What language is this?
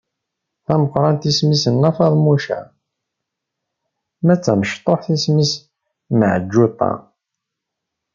Kabyle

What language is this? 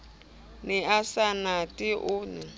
Southern Sotho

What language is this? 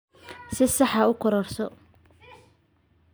Somali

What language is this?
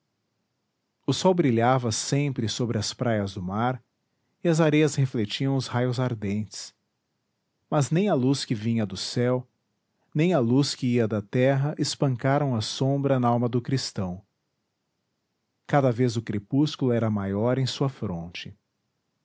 Portuguese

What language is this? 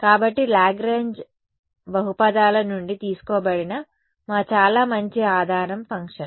Telugu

